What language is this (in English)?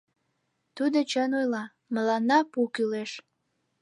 Mari